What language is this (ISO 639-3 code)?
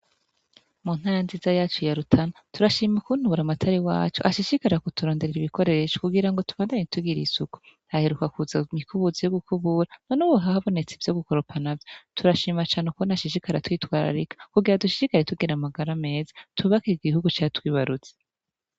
run